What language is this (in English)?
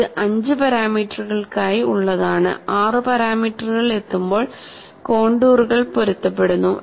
Malayalam